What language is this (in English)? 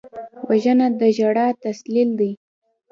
Pashto